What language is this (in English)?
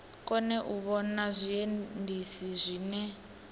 Venda